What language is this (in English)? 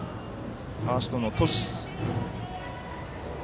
Japanese